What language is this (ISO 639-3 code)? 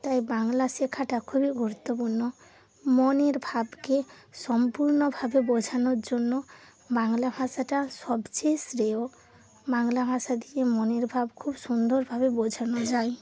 ben